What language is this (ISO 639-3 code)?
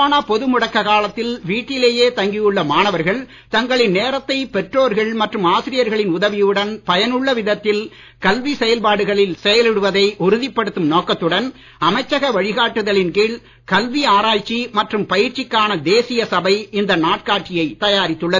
tam